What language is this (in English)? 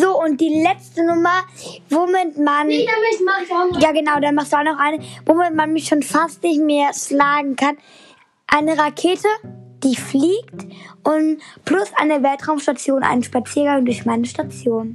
German